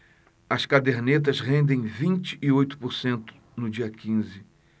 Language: Portuguese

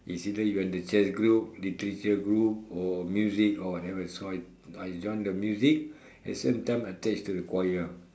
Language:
English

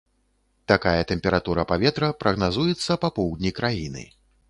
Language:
Belarusian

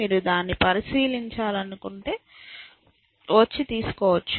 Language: Telugu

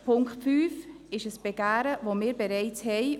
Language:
Swiss German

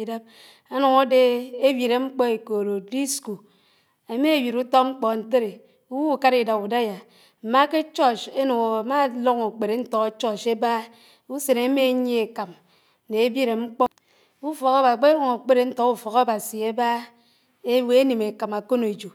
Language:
Anaang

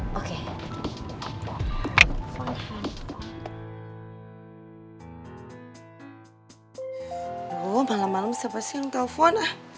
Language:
Indonesian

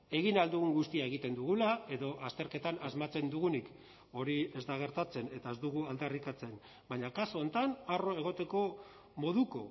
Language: Basque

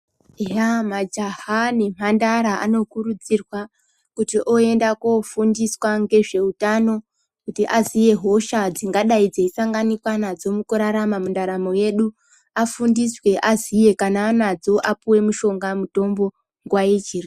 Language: Ndau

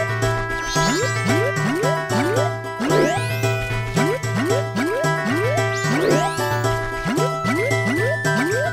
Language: Korean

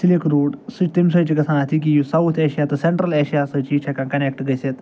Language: Kashmiri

